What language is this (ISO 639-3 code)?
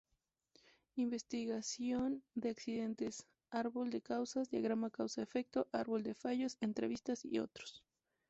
spa